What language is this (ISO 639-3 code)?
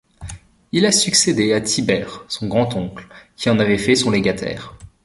fra